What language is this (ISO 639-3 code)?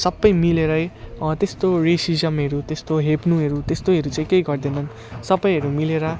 nep